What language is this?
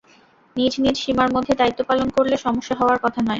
Bangla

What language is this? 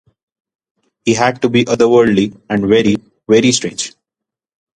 English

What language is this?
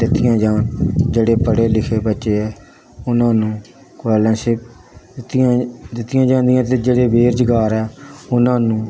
Punjabi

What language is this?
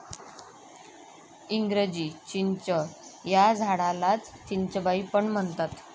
Marathi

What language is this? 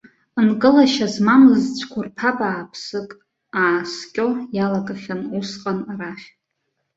Abkhazian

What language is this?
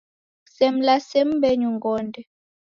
Taita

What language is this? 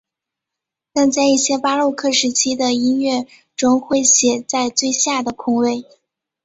Chinese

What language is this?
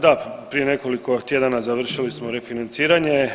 Croatian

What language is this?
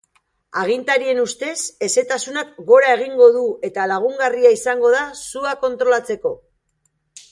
Basque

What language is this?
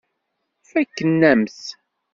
Kabyle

